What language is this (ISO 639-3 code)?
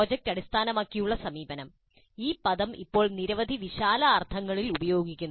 mal